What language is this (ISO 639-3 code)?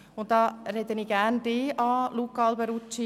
gsw